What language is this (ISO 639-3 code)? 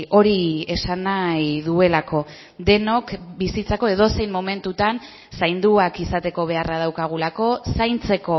eus